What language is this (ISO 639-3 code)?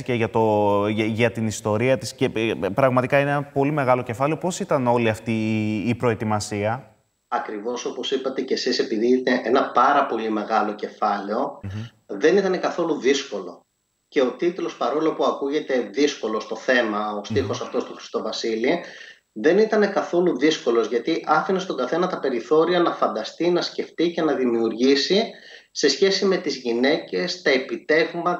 ell